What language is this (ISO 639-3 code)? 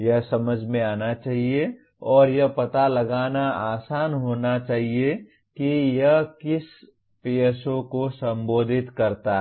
hin